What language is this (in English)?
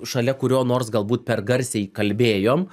Lithuanian